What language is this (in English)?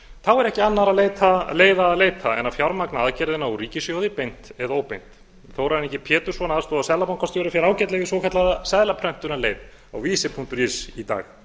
Icelandic